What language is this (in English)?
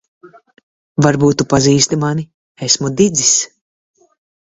Latvian